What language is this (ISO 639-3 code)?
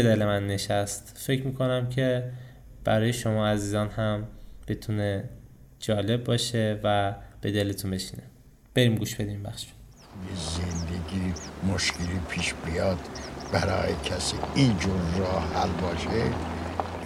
fas